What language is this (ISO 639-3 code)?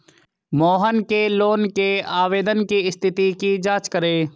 hin